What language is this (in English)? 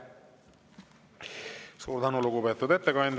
Estonian